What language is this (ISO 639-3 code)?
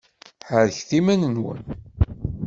kab